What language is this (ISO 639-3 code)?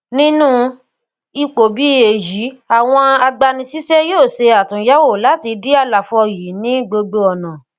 yor